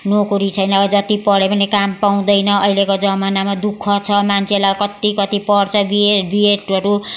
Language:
Nepali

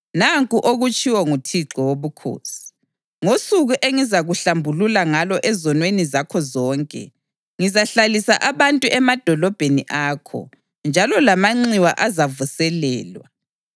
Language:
North Ndebele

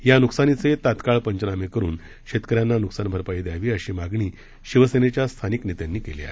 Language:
Marathi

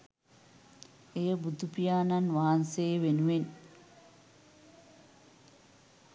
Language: Sinhala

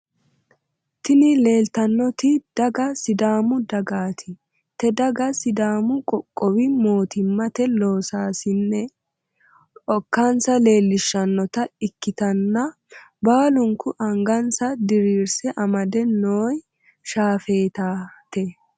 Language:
Sidamo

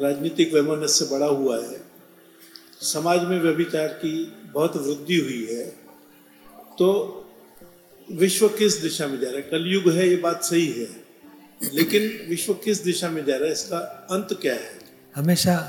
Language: Gujarati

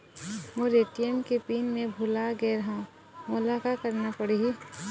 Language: Chhattisgarhi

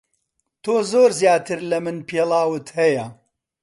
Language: Central Kurdish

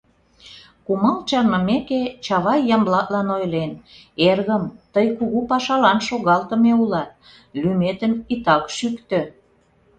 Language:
Mari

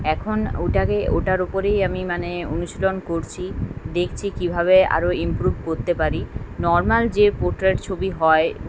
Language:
Bangla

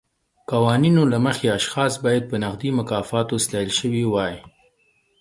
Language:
Pashto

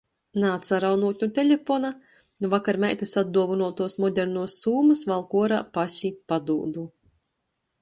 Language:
Latgalian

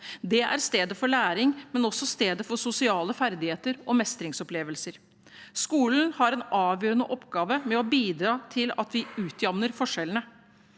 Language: Norwegian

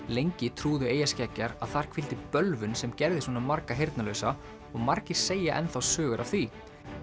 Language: Icelandic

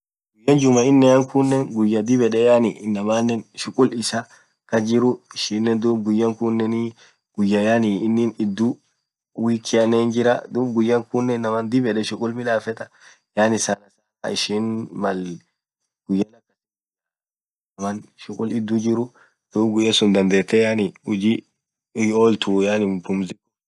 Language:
Orma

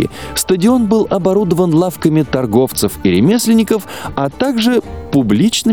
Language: Russian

